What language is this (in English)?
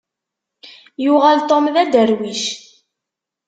Kabyle